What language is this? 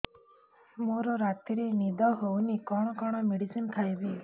Odia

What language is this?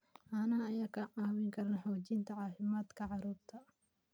Somali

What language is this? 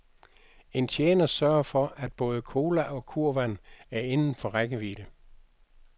Danish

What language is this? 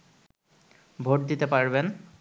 Bangla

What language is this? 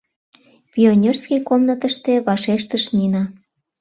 Mari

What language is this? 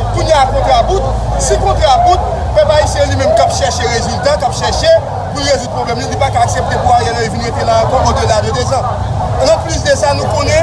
French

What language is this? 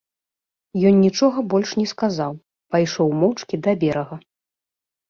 Belarusian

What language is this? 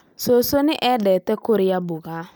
Kikuyu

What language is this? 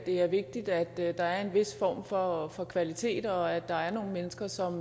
Danish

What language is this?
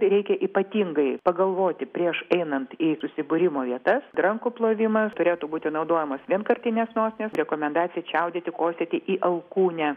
Lithuanian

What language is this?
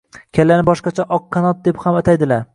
Uzbek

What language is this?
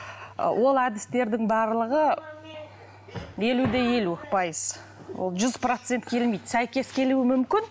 Kazakh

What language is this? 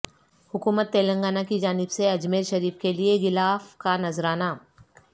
Urdu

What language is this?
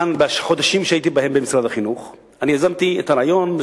Hebrew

